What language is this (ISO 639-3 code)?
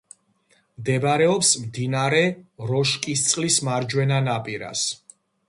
kat